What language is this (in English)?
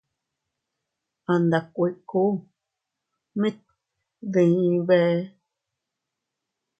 Teutila Cuicatec